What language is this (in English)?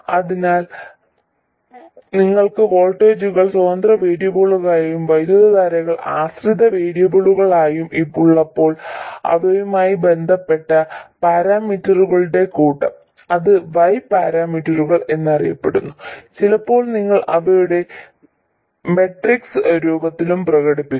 Malayalam